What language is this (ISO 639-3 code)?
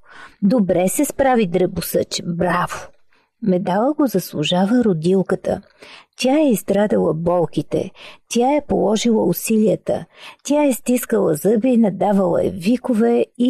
bul